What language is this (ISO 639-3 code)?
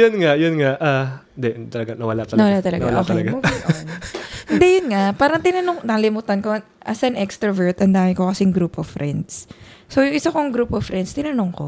fil